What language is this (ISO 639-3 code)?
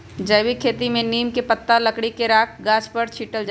mag